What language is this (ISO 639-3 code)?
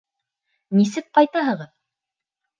bak